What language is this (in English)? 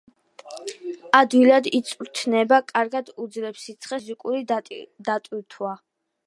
Georgian